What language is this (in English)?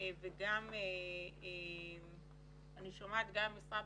Hebrew